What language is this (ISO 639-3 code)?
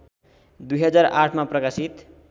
nep